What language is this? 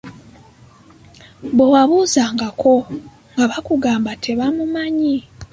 Ganda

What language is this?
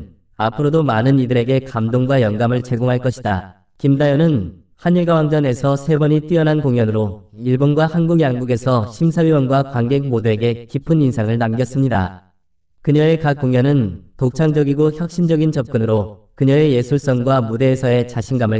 Korean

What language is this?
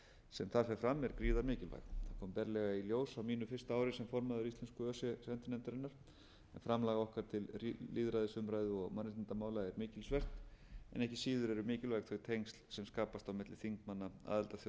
Icelandic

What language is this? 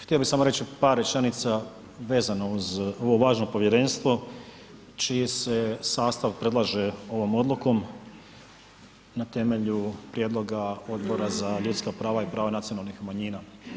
Croatian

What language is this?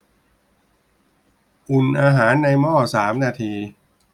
Thai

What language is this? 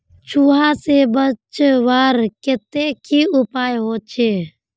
Magahi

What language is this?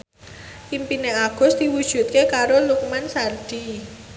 Javanese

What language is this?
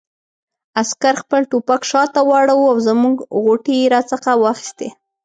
Pashto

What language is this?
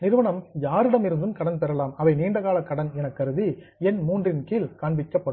Tamil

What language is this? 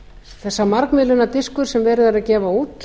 Icelandic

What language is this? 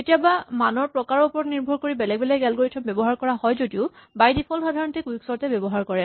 Assamese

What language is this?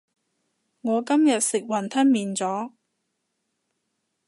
Cantonese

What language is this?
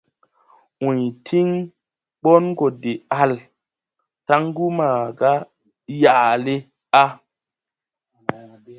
Tupuri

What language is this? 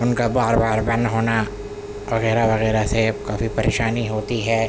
Urdu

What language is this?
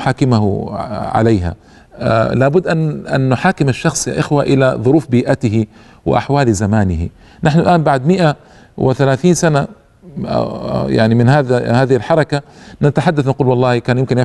Arabic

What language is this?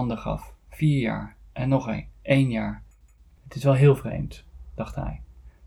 Dutch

